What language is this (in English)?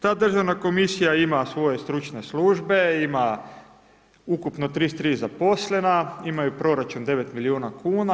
Croatian